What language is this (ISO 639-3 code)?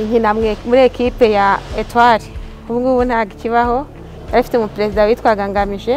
ron